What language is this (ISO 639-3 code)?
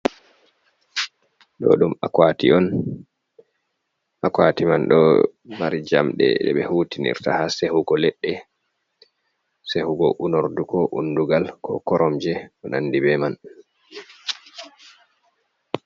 ful